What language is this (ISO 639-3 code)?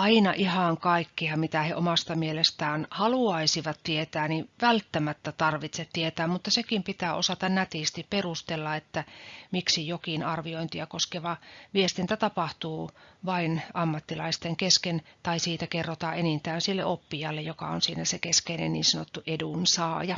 fin